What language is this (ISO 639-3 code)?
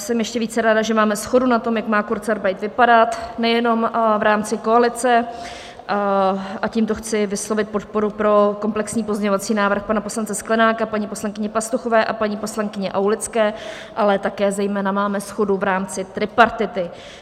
ces